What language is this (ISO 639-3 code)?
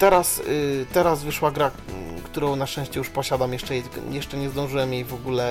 pol